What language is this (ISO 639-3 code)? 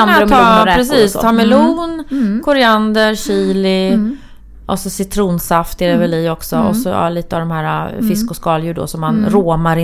swe